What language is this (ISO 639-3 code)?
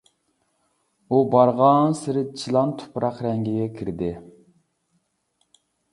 uig